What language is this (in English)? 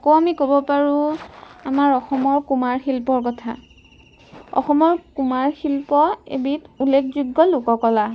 Assamese